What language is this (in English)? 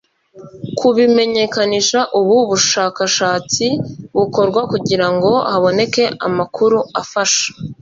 Kinyarwanda